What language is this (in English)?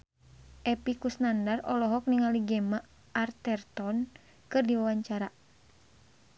Sundanese